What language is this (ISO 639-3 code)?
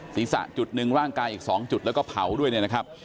tha